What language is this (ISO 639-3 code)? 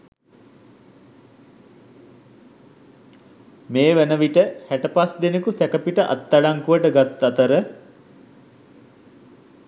sin